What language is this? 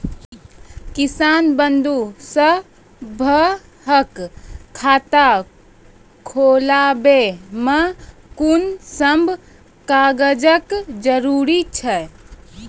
Maithili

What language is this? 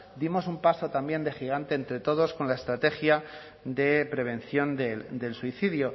Spanish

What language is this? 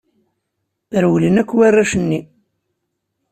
Kabyle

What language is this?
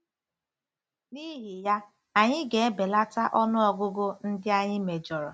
Igbo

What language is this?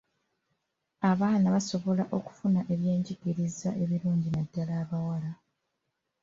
Ganda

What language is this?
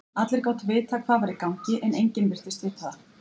Icelandic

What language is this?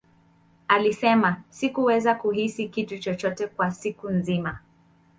Swahili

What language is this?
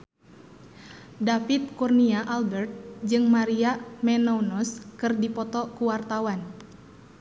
Sundanese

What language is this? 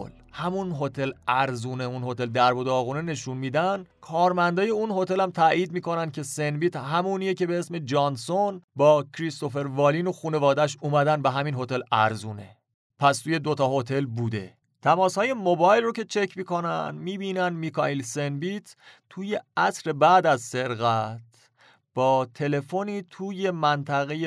Persian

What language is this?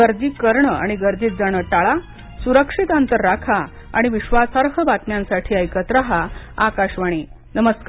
Marathi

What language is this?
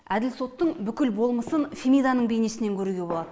Kazakh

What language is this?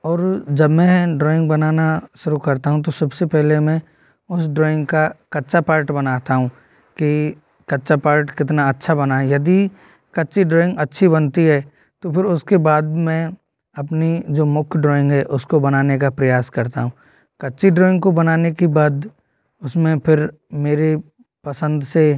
Hindi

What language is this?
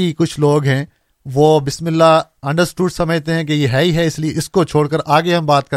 Urdu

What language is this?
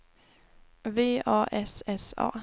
Swedish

